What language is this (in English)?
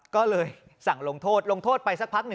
Thai